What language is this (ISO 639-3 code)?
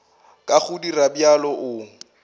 nso